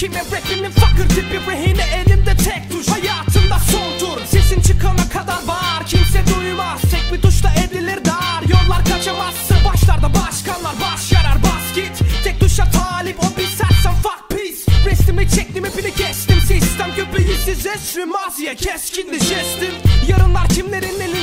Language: Turkish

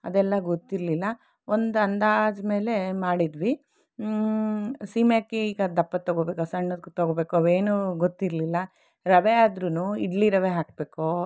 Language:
Kannada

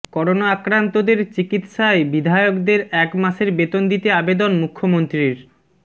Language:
Bangla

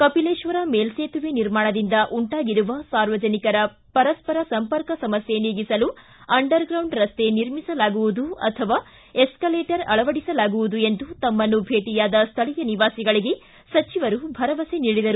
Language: Kannada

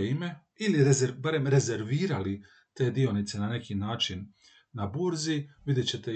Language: Croatian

